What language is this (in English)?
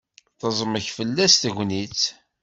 Kabyle